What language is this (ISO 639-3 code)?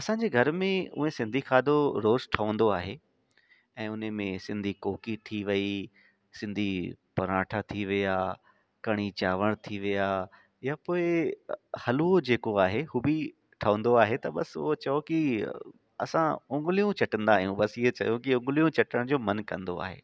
snd